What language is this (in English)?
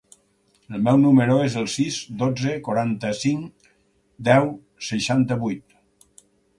Catalan